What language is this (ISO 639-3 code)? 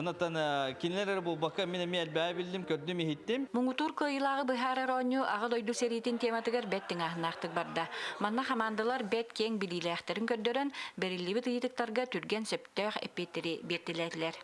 tur